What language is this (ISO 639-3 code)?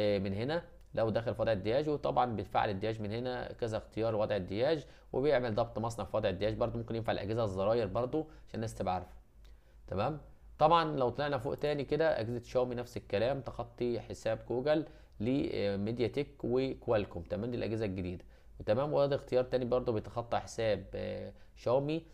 ara